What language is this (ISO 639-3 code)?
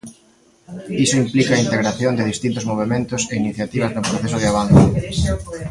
glg